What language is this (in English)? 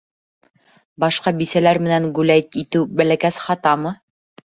Bashkir